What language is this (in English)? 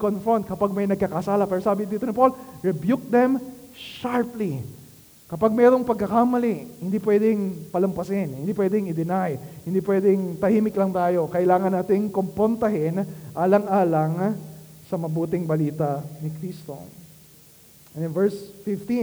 Filipino